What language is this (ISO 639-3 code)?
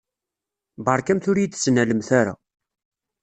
kab